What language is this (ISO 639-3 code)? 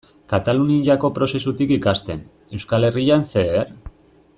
eus